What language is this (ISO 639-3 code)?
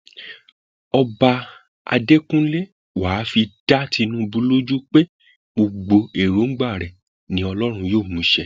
yor